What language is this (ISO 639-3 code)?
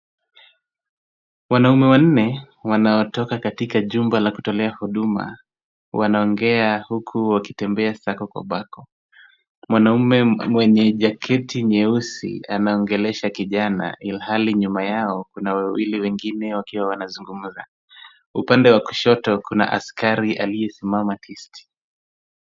swa